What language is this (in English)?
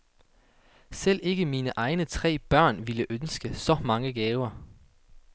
Danish